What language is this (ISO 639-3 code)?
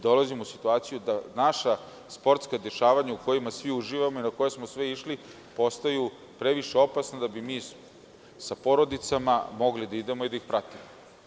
srp